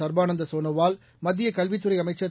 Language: Tamil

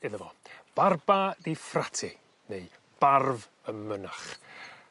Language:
Welsh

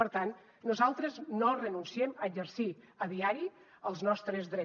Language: Catalan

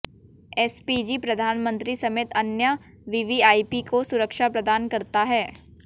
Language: Hindi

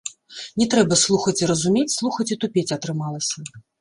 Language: Belarusian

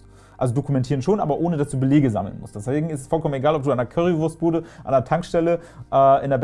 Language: German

